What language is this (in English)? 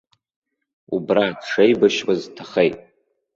Abkhazian